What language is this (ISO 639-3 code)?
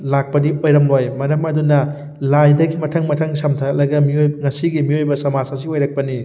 mni